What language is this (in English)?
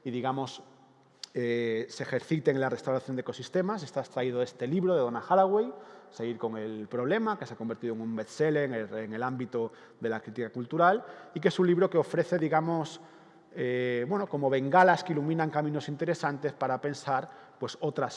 Spanish